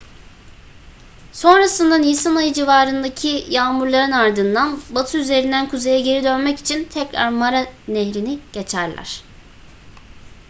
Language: Turkish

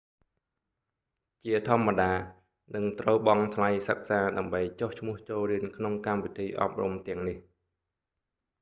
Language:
Khmer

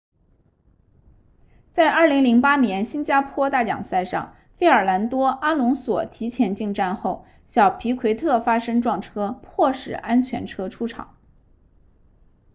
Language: Chinese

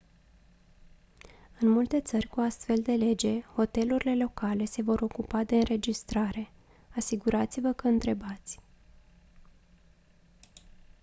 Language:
Romanian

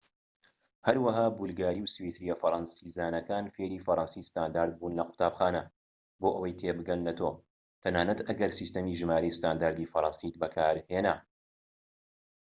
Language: Central Kurdish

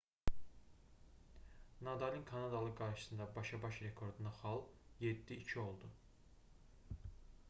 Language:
Azerbaijani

